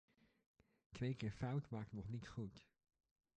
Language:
Dutch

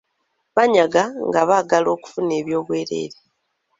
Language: Ganda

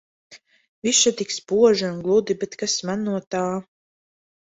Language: Latvian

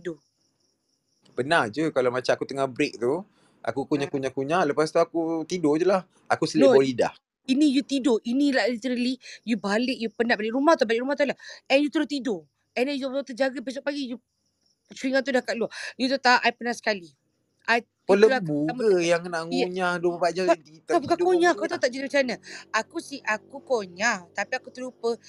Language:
Malay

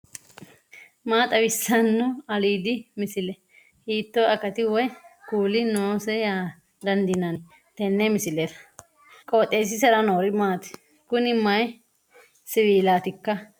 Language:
Sidamo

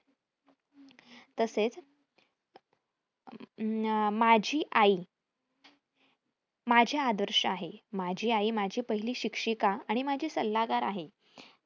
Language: Marathi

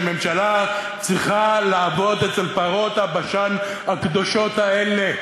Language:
Hebrew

